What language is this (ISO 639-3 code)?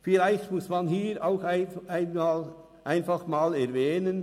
gsw